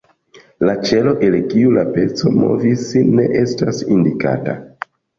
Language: Esperanto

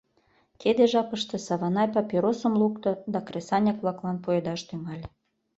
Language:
Mari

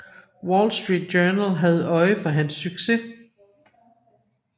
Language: Danish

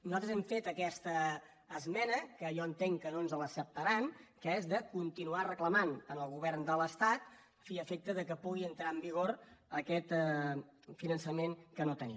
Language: Catalan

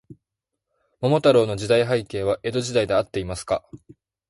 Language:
Japanese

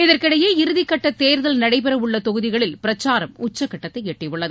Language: Tamil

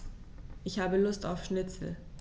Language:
German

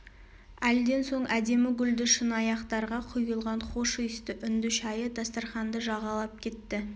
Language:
Kazakh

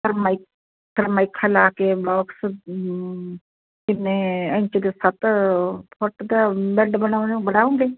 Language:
Punjabi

